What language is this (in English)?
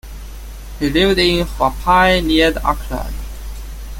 English